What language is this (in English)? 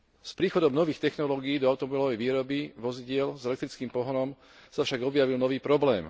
Slovak